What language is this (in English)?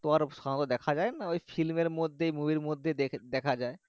Bangla